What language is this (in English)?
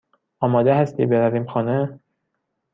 Persian